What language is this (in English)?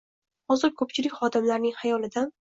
Uzbek